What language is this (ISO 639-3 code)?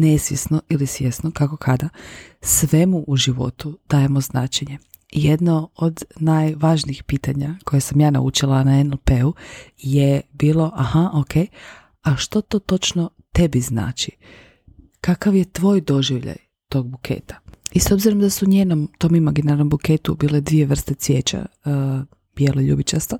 hrv